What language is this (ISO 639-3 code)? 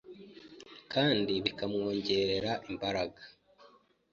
kin